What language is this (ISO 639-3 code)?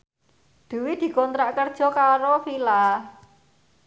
jav